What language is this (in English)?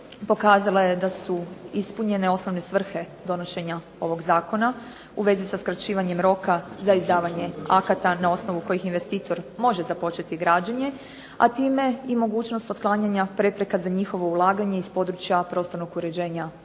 Croatian